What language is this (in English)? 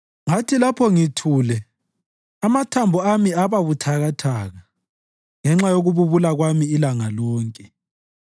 North Ndebele